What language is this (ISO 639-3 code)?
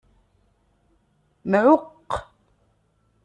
kab